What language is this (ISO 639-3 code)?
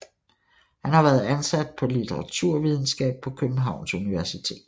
dan